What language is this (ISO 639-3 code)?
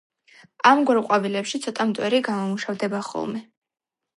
kat